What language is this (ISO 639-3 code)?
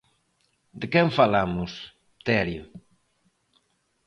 glg